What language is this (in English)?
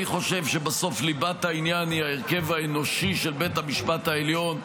Hebrew